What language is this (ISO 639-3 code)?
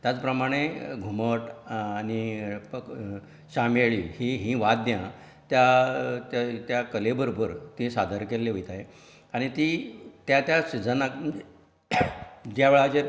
kok